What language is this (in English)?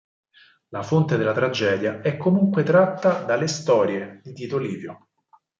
Italian